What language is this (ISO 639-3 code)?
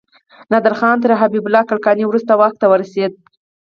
pus